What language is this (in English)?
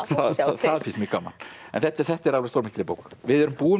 Icelandic